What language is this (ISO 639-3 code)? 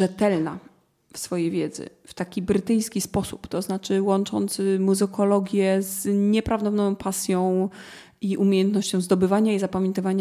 pol